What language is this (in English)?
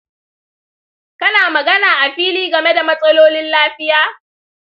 Hausa